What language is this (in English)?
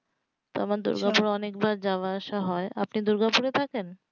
Bangla